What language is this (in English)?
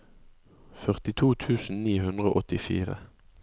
Norwegian